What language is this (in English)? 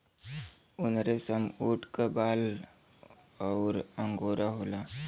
Bhojpuri